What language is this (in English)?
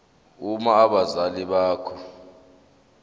Zulu